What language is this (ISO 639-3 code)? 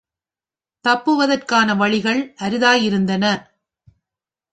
tam